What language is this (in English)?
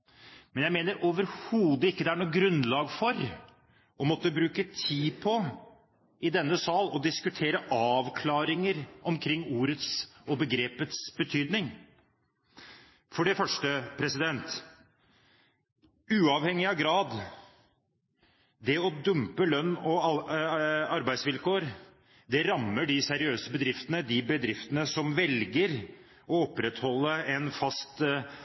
Norwegian Bokmål